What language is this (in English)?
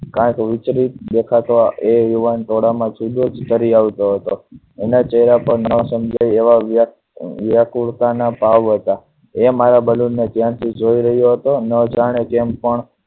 Gujarati